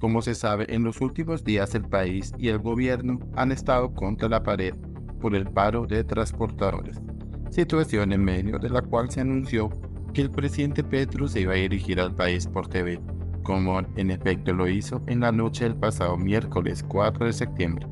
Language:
Spanish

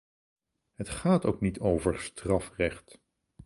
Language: Dutch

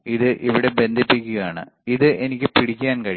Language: Malayalam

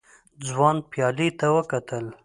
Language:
Pashto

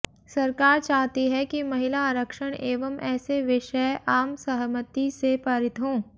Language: Hindi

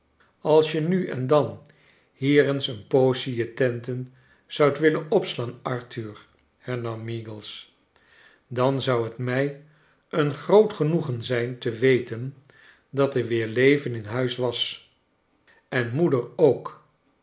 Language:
Dutch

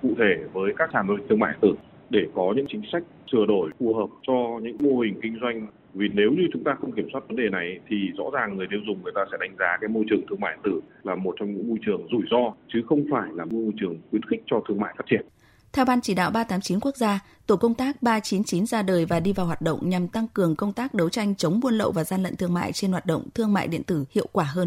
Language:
Vietnamese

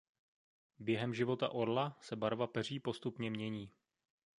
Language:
Czech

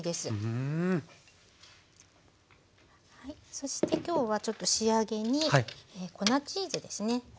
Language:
Japanese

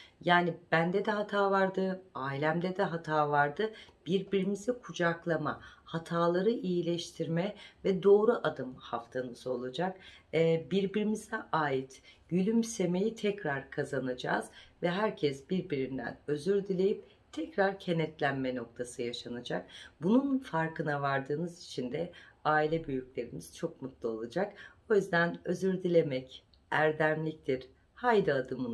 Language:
Turkish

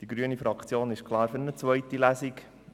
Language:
Swiss German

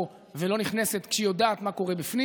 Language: Hebrew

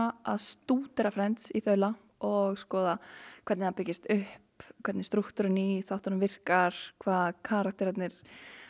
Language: Icelandic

